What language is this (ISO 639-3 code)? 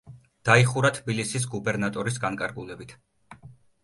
kat